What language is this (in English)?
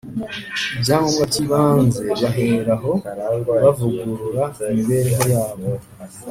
Kinyarwanda